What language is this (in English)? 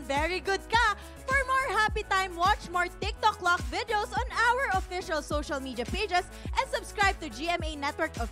Filipino